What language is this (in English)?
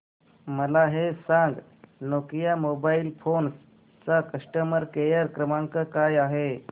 Marathi